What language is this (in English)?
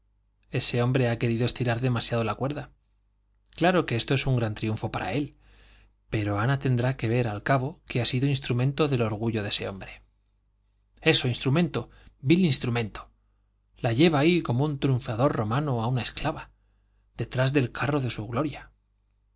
Spanish